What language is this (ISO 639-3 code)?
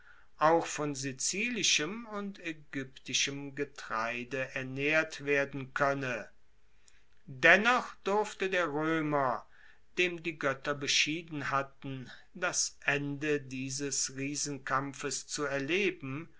deu